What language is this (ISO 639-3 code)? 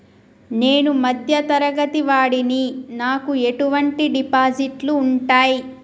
tel